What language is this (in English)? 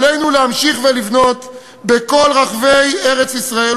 Hebrew